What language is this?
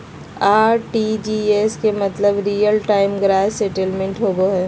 Magahi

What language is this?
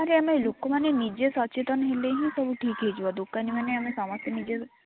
Odia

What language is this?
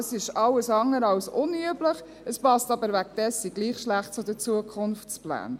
Swiss German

